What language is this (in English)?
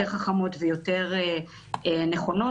Hebrew